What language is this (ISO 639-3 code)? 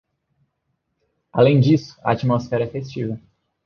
por